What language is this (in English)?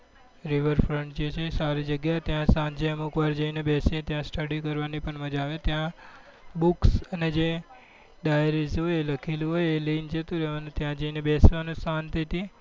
Gujarati